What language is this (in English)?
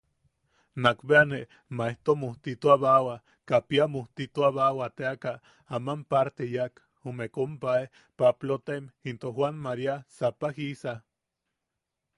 Yaqui